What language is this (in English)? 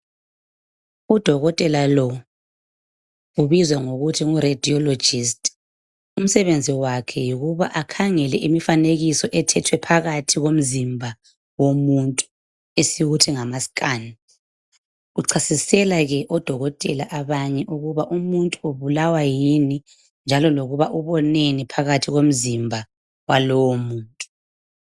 North Ndebele